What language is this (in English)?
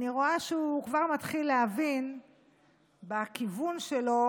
Hebrew